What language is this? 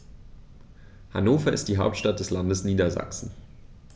German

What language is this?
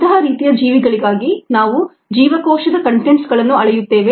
Kannada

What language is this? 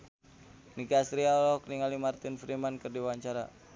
Sundanese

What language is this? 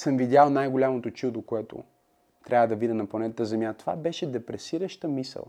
Bulgarian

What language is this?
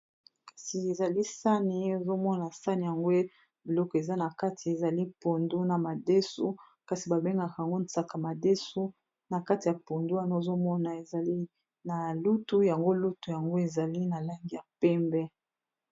Lingala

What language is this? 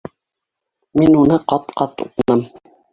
Bashkir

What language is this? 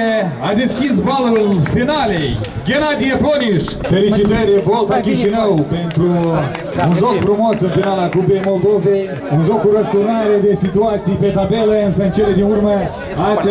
Romanian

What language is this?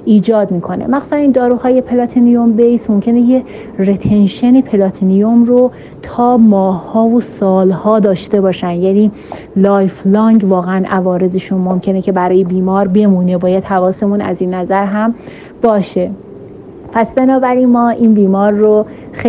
Persian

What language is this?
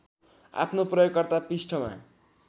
Nepali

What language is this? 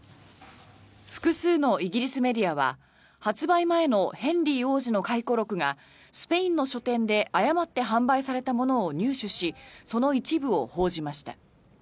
Japanese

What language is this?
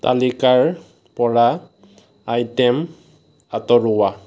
Assamese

